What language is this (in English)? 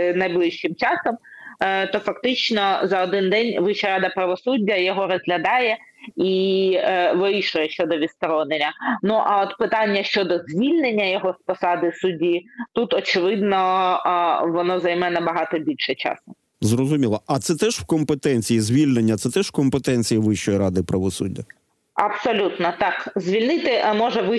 Ukrainian